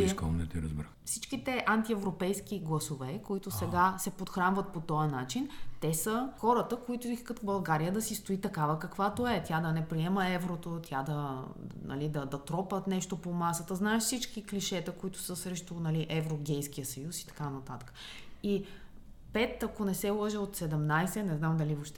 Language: Bulgarian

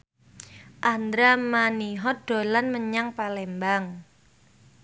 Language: Javanese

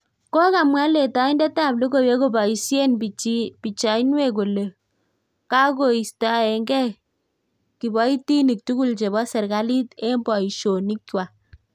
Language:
Kalenjin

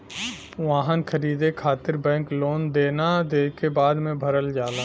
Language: Bhojpuri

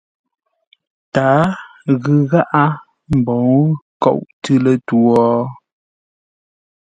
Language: Ngombale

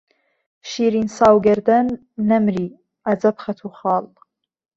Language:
Central Kurdish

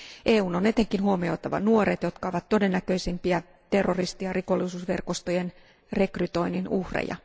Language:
Finnish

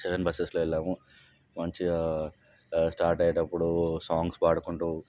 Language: Telugu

